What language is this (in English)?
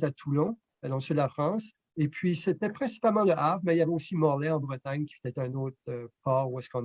French